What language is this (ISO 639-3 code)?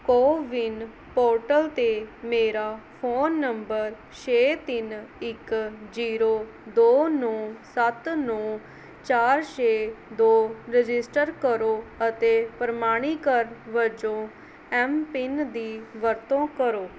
pan